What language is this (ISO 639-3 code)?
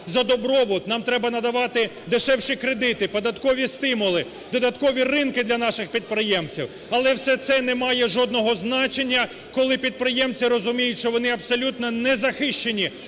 ukr